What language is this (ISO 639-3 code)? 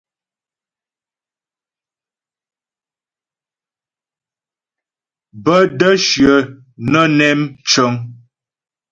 bbj